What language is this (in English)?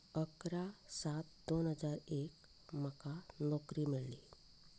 Konkani